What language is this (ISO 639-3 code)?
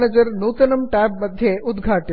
san